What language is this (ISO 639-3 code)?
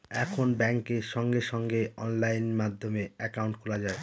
ben